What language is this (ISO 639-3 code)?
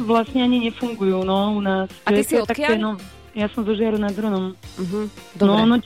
slk